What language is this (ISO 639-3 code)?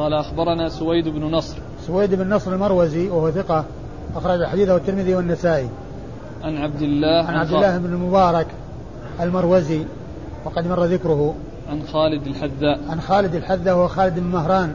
ara